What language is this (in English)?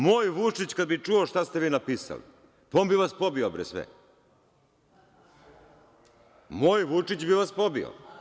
Serbian